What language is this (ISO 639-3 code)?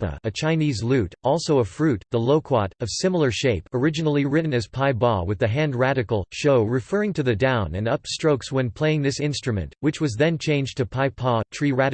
eng